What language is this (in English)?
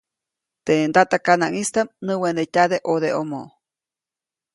Copainalá Zoque